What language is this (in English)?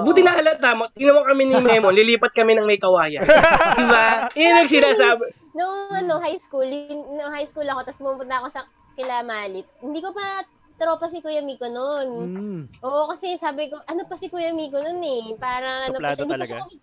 Filipino